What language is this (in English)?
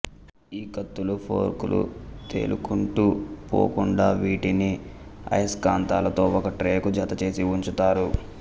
Telugu